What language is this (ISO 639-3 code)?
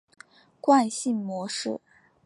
zho